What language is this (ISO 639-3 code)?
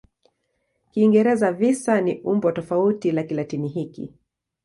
swa